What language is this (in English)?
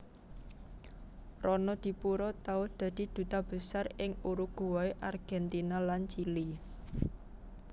Javanese